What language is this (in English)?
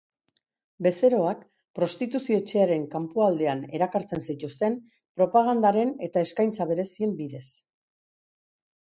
Basque